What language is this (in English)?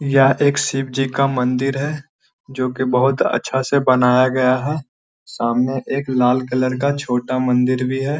Magahi